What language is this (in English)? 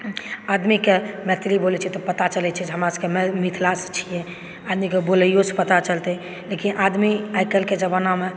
Maithili